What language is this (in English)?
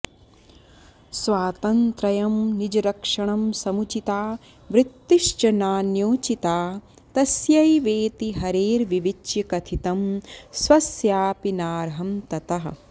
Sanskrit